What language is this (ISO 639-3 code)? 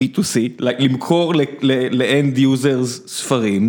heb